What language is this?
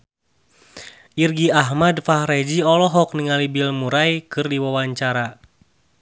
Sundanese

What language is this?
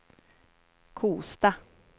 Swedish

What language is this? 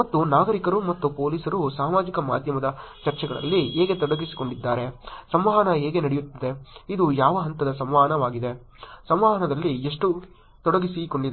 Kannada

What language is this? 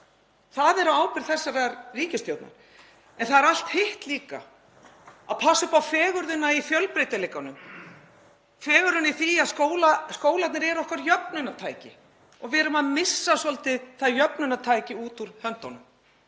Icelandic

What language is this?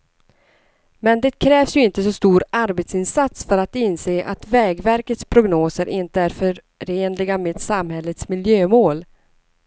Swedish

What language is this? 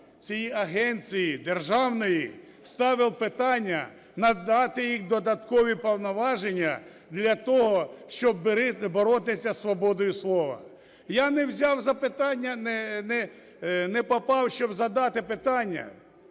Ukrainian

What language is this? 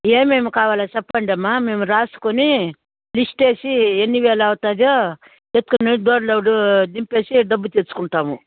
Telugu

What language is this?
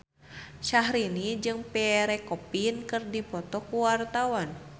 Sundanese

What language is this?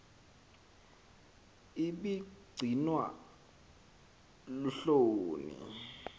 Xhosa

